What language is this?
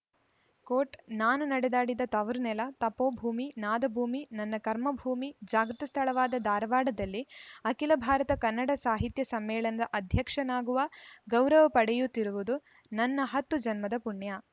Kannada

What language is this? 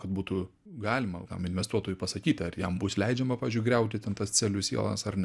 Lithuanian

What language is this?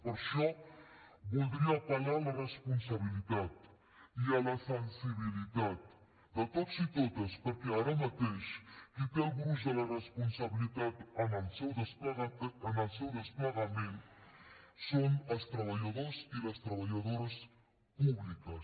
Catalan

